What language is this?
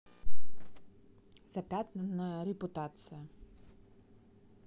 Russian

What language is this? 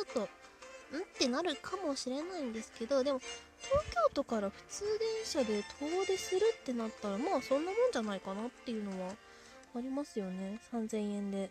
Japanese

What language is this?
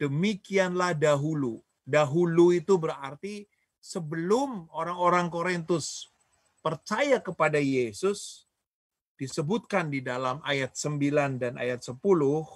Indonesian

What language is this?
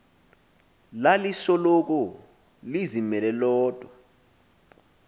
Xhosa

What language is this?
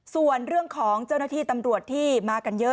Thai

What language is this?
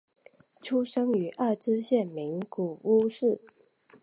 Chinese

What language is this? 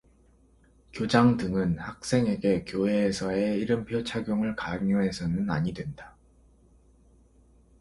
Korean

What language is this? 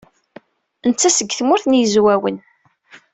Kabyle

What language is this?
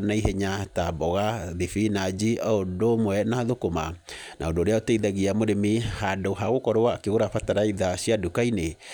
Kikuyu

